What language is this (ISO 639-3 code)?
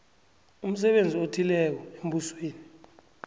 nbl